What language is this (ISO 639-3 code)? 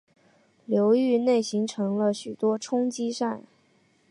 zho